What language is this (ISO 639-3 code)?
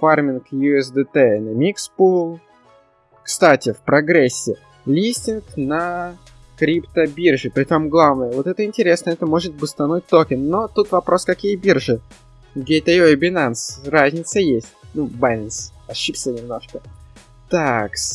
rus